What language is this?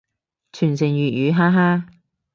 Cantonese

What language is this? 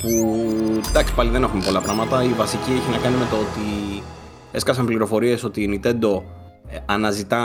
Greek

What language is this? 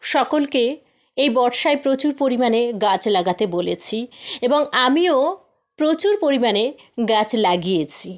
Bangla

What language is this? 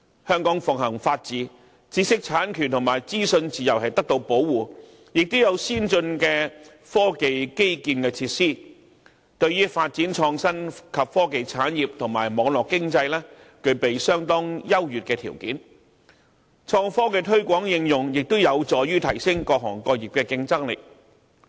Cantonese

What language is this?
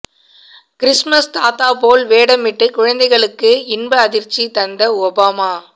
Tamil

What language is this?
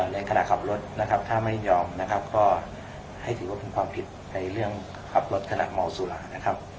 Thai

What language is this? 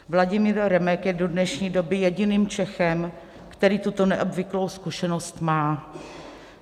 Czech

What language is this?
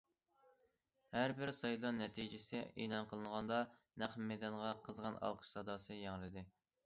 Uyghur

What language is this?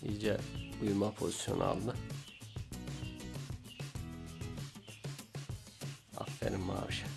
Turkish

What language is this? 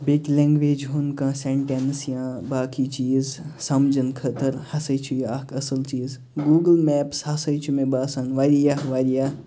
Kashmiri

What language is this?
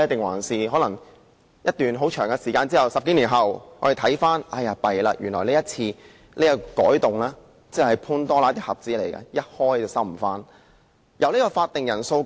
Cantonese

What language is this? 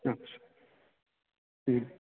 Bangla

